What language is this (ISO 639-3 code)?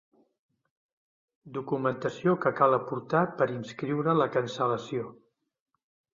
cat